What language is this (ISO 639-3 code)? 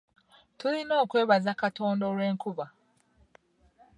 lug